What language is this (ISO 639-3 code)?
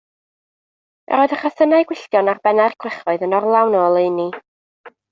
cym